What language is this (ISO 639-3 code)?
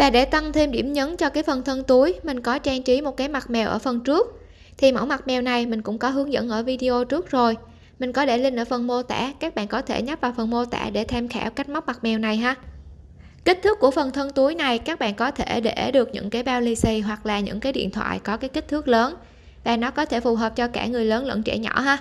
vie